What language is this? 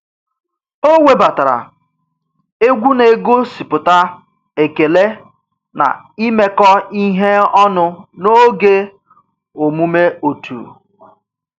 Igbo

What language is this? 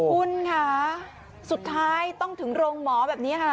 Thai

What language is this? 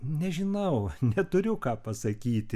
Lithuanian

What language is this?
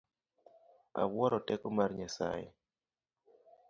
Luo (Kenya and Tanzania)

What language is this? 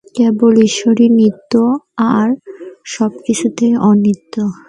Bangla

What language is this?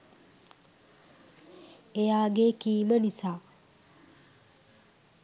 Sinhala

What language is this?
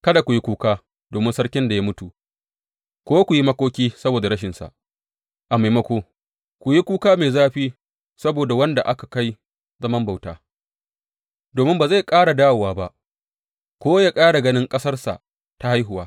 Hausa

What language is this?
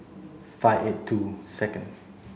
English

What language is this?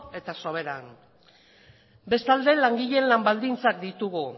Basque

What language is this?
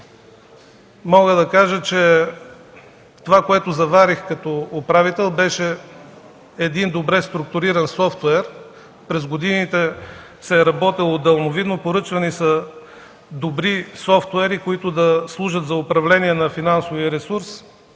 Bulgarian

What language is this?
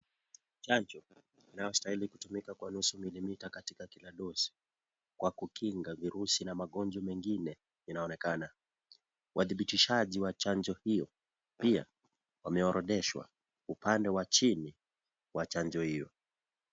Swahili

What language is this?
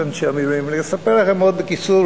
Hebrew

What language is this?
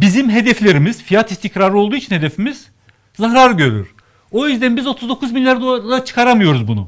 Turkish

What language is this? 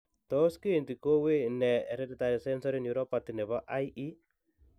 Kalenjin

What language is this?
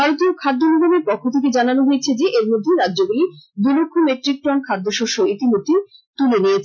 Bangla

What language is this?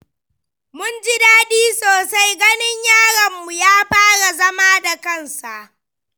Hausa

